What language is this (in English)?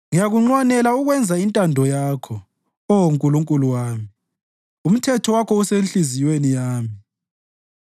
North Ndebele